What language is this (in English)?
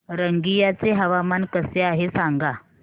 Marathi